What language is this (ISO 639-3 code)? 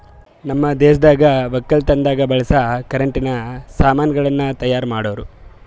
kan